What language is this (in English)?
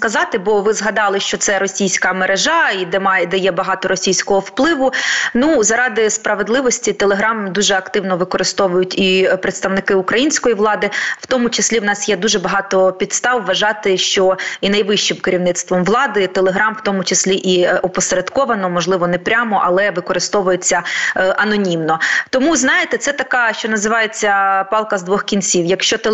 Ukrainian